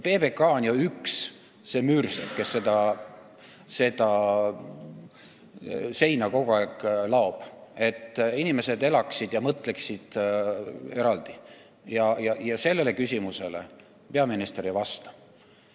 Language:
Estonian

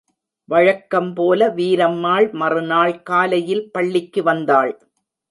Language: Tamil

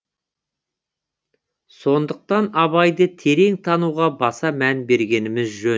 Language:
Kazakh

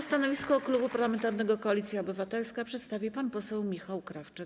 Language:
Polish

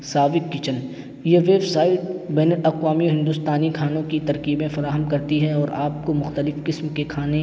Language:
Urdu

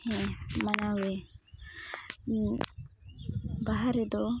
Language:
Santali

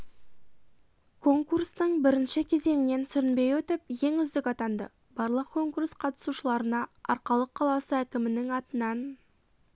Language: Kazakh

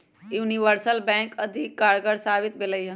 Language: Magahi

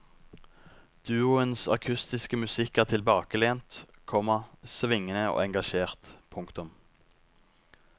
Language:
Norwegian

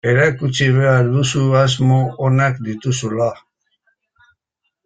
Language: Basque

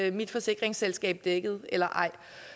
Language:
Danish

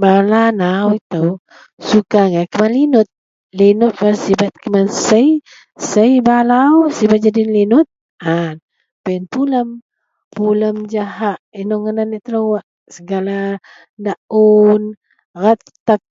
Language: Central Melanau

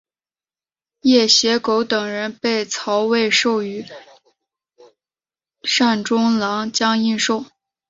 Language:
Chinese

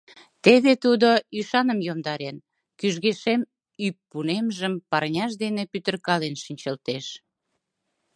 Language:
Mari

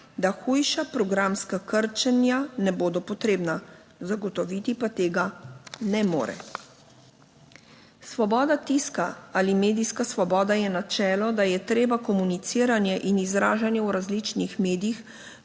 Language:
Slovenian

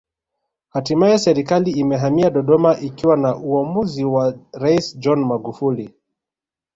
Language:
Swahili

